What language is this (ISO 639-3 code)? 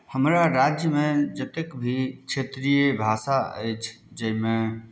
mai